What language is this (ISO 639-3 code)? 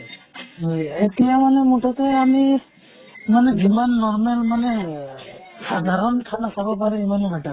asm